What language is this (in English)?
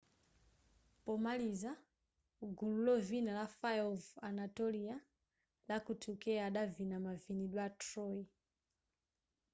Nyanja